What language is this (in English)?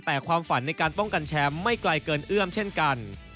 Thai